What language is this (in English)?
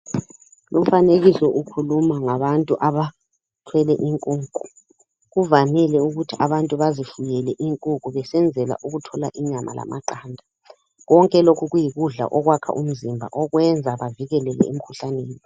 North Ndebele